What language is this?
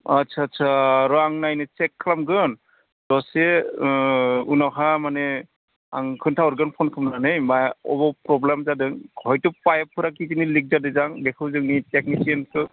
Bodo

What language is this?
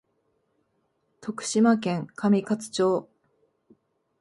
Japanese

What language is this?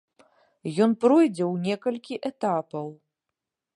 Belarusian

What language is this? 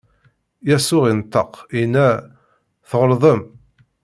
Kabyle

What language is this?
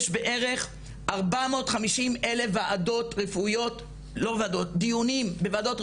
Hebrew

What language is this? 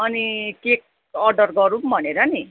Nepali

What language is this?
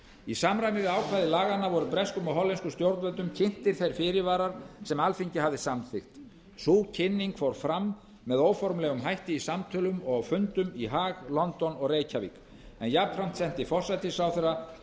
Icelandic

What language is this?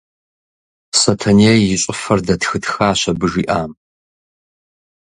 Kabardian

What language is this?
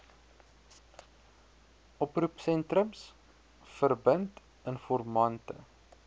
Afrikaans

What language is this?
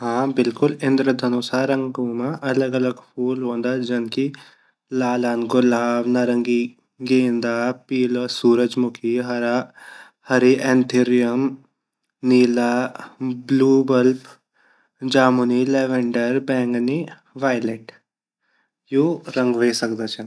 Garhwali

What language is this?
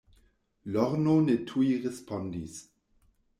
Esperanto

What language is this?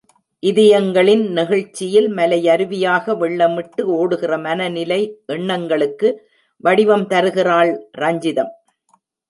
Tamil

